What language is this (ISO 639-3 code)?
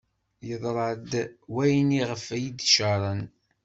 kab